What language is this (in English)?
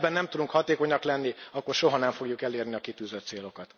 Hungarian